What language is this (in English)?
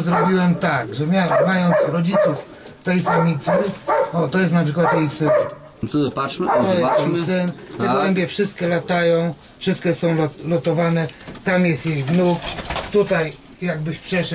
Polish